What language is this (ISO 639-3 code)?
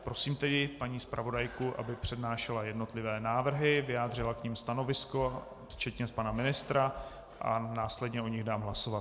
ces